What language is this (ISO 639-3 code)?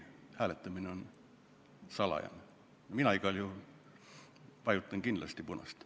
est